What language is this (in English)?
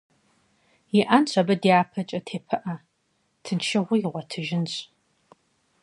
Kabardian